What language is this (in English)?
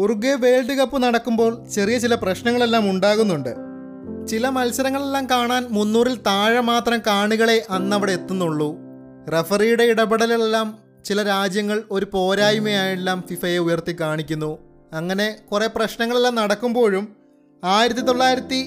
Malayalam